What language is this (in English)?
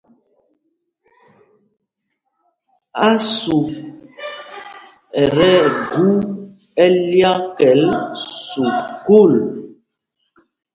Mpumpong